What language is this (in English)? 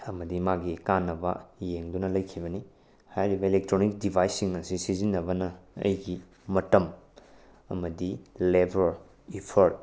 Manipuri